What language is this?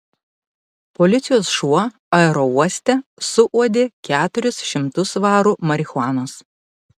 Lithuanian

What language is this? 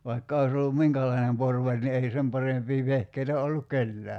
Finnish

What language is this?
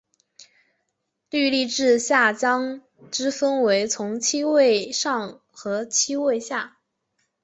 Chinese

